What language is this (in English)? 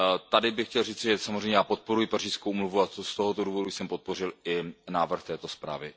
Czech